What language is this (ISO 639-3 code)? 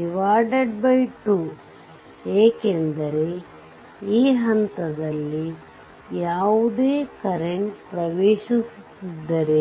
kan